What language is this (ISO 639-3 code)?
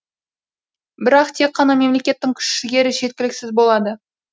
kaz